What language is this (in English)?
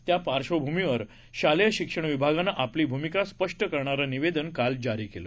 Marathi